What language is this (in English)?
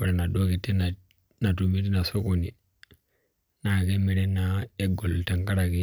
Masai